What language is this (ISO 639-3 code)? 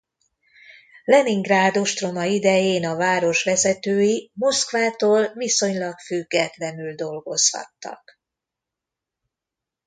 hun